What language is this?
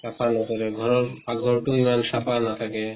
Assamese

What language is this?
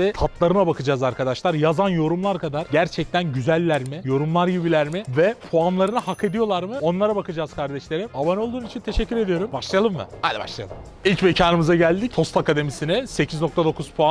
Turkish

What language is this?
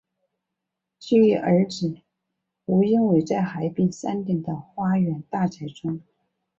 Chinese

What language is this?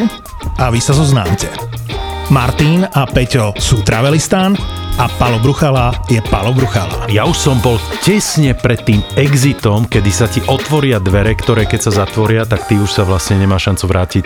Slovak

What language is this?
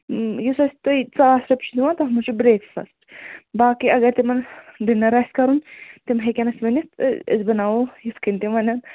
Kashmiri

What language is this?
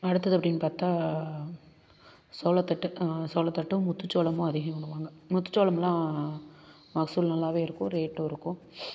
Tamil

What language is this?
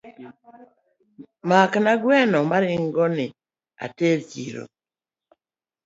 Luo (Kenya and Tanzania)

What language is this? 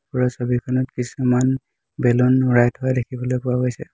Assamese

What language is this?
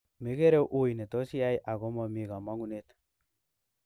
Kalenjin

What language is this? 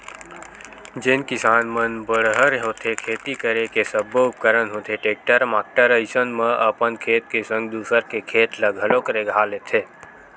Chhattisgarhi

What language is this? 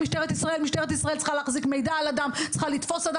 Hebrew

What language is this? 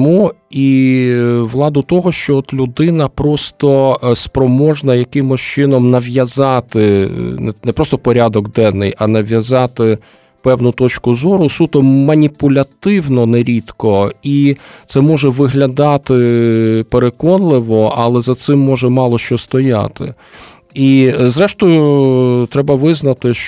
Ukrainian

